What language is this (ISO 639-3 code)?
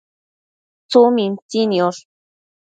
mcf